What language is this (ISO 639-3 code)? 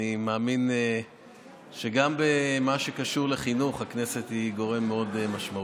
heb